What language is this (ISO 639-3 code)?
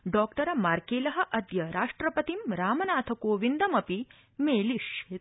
san